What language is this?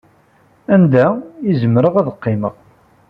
Kabyle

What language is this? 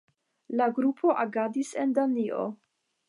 Esperanto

